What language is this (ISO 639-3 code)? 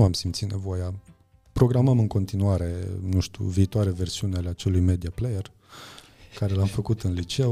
ron